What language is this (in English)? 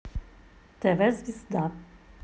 Russian